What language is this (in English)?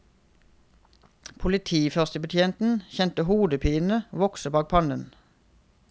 Norwegian